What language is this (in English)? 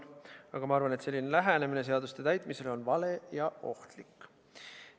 Estonian